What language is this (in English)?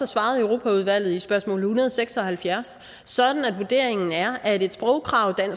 Danish